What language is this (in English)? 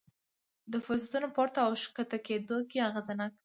Pashto